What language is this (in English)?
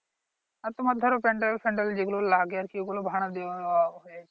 Bangla